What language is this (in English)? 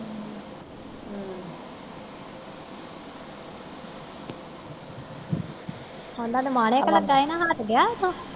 Punjabi